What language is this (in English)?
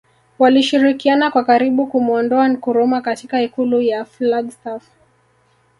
Swahili